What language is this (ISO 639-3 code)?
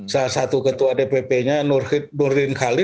ind